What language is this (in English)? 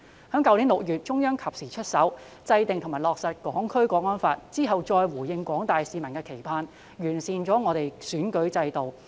Cantonese